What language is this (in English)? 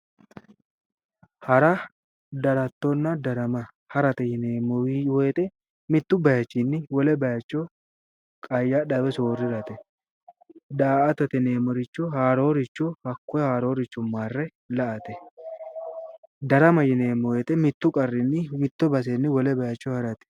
Sidamo